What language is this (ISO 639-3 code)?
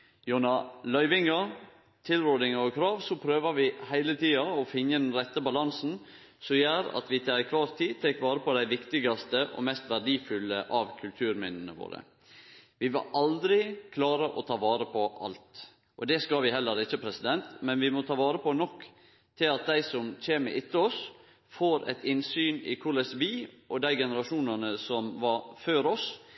nno